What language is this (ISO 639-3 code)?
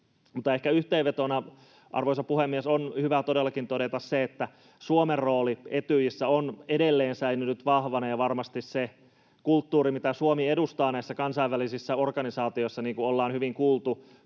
fin